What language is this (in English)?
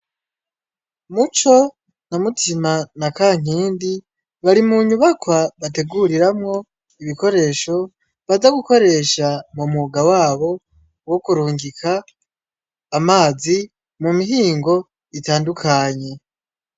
Rundi